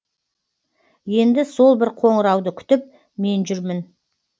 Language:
Kazakh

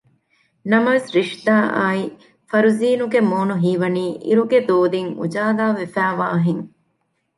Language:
Divehi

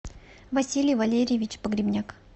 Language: Russian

